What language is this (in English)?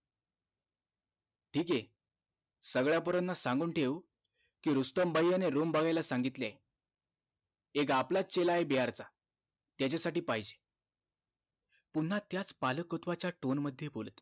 Marathi